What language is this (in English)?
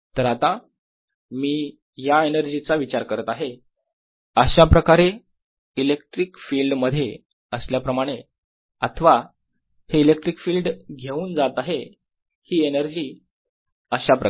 Marathi